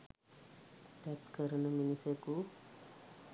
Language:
Sinhala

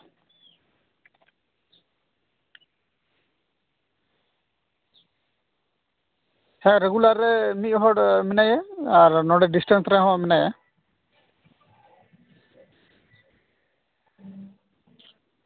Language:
Santali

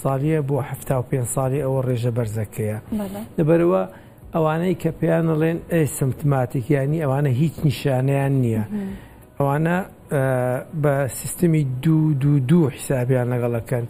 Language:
Arabic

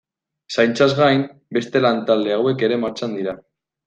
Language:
Basque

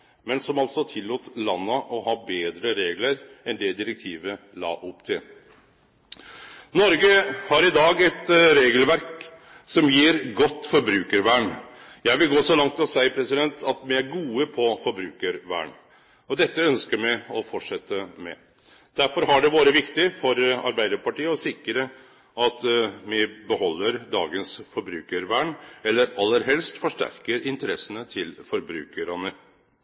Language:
Norwegian Nynorsk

